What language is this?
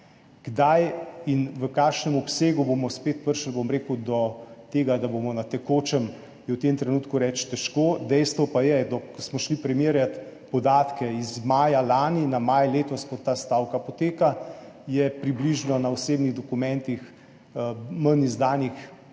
Slovenian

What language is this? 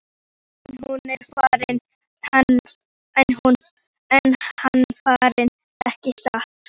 Icelandic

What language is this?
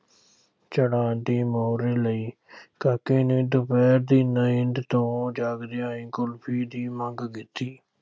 Punjabi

